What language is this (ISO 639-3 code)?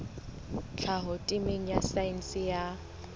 sot